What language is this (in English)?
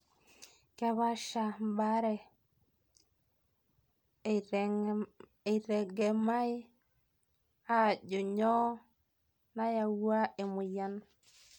Masai